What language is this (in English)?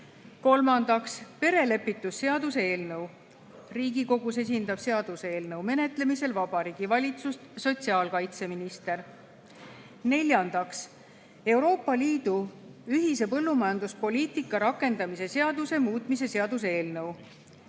Estonian